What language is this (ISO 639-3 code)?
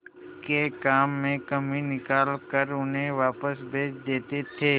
hin